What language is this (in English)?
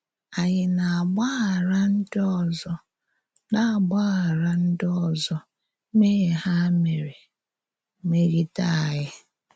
Igbo